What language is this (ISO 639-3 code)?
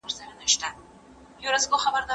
pus